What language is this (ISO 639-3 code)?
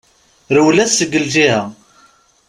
kab